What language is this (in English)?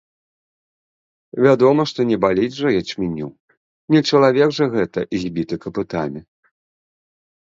Belarusian